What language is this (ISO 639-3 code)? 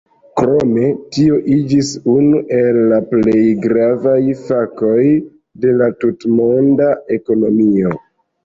epo